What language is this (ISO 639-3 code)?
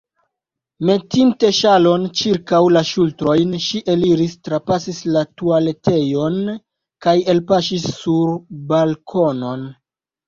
epo